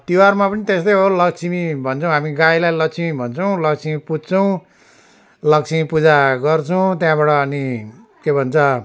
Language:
Nepali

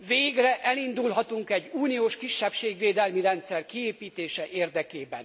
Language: Hungarian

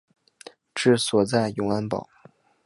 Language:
Chinese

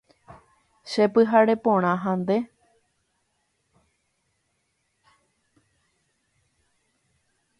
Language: Guarani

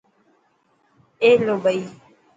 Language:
Dhatki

